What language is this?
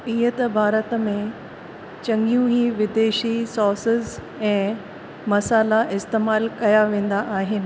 Sindhi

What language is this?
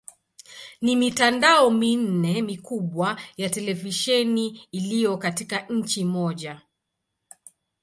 Swahili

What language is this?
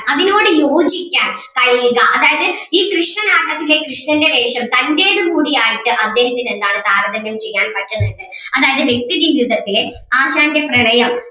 Malayalam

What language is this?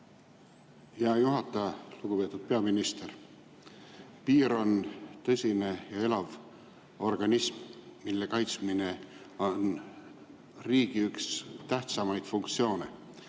Estonian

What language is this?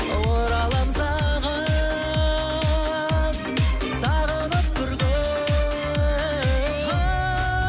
Kazakh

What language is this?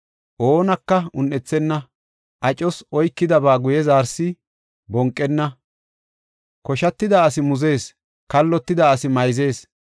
Gofa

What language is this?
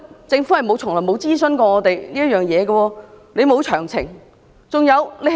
Cantonese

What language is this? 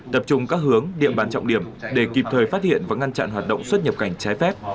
Vietnamese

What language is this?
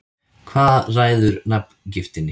Icelandic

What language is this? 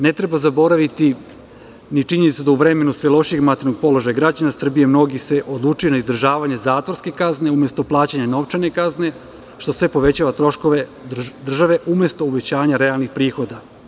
Serbian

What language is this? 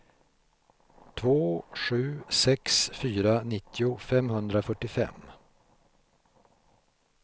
Swedish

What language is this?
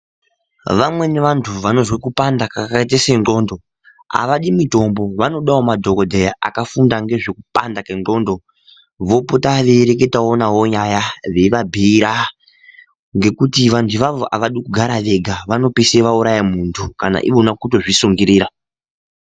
Ndau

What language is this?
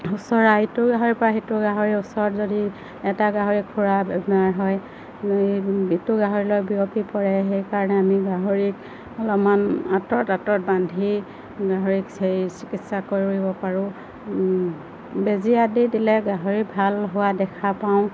Assamese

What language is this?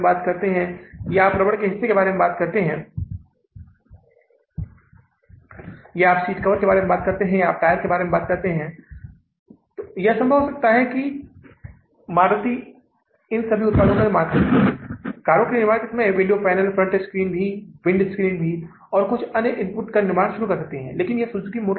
Hindi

